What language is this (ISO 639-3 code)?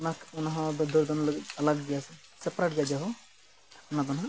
sat